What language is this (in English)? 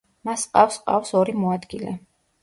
Georgian